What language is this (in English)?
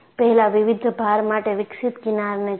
Gujarati